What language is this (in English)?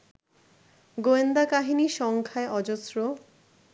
Bangla